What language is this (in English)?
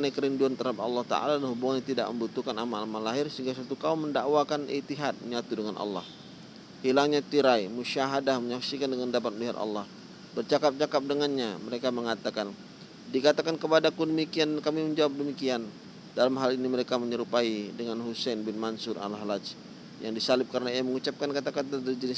Indonesian